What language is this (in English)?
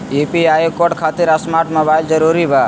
Magahi